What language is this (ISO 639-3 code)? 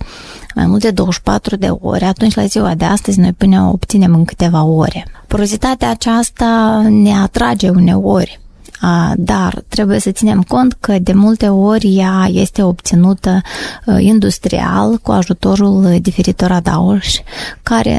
ron